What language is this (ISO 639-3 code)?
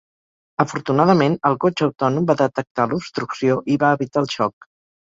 cat